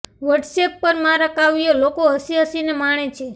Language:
Gujarati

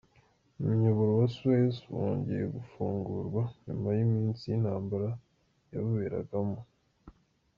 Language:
Kinyarwanda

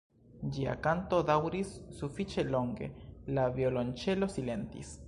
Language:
Esperanto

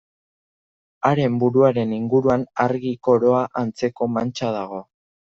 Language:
Basque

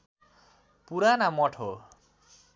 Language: Nepali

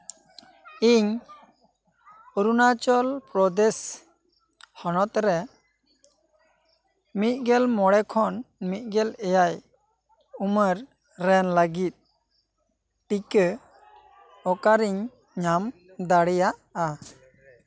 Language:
Santali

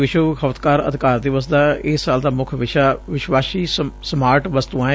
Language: Punjabi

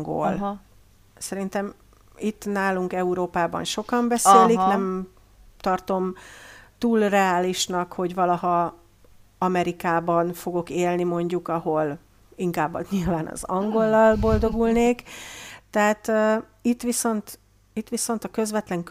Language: Hungarian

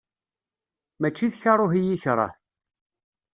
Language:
Kabyle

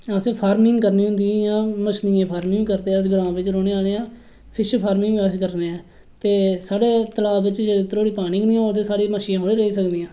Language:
Dogri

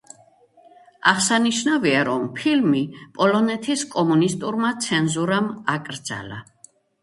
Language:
Georgian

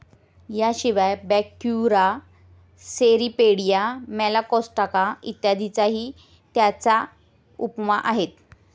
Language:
Marathi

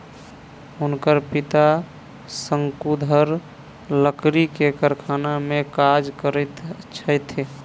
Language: Maithili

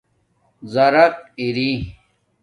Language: Domaaki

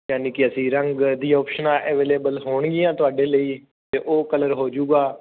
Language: Punjabi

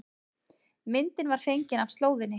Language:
Icelandic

